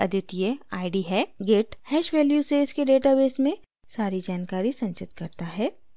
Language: Hindi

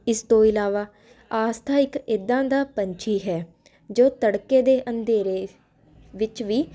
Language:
Punjabi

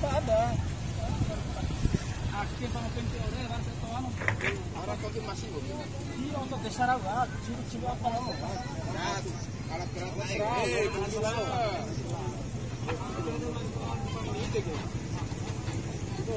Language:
Indonesian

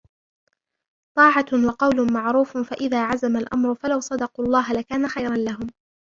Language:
Arabic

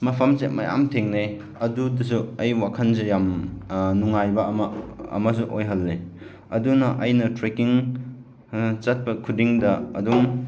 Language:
Manipuri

